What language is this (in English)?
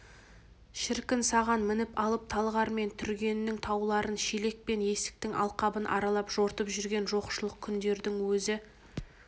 Kazakh